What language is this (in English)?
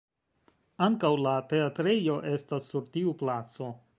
Esperanto